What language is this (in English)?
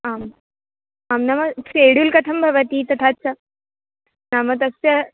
Sanskrit